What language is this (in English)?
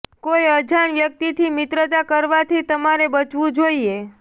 Gujarati